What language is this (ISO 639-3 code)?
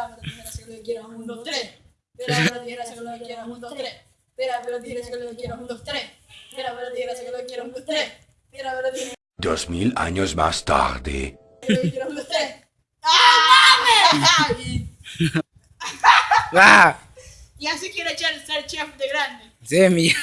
spa